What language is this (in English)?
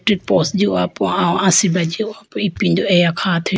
Idu-Mishmi